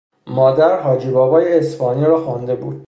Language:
Persian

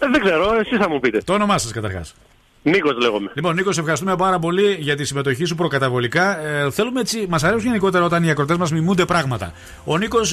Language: Greek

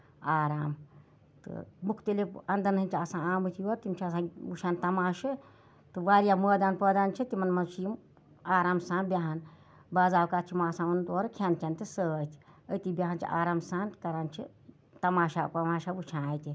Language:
Kashmiri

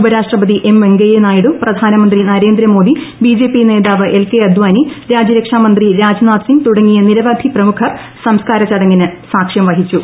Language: Malayalam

